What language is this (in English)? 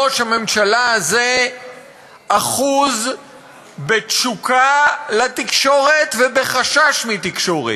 Hebrew